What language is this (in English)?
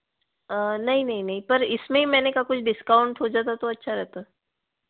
Hindi